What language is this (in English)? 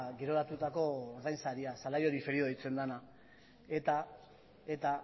Basque